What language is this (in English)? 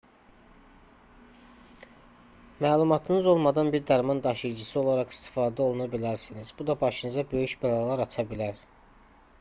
Azerbaijani